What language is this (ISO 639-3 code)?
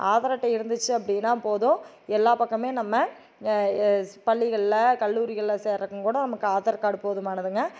tam